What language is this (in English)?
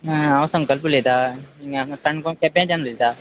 Konkani